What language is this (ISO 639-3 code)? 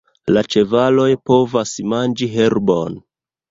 epo